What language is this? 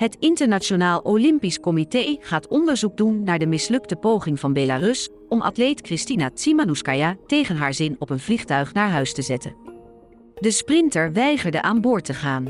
Dutch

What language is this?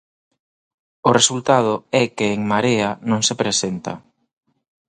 Galician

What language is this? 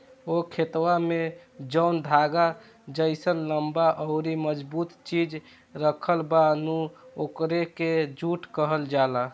Bhojpuri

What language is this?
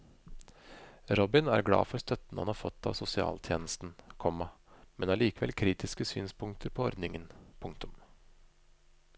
Norwegian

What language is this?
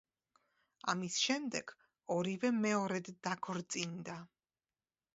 Georgian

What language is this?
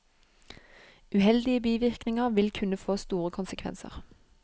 Norwegian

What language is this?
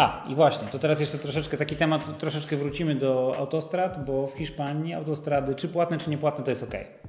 Polish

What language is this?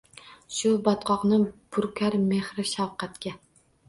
Uzbek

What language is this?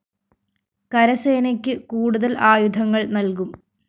Malayalam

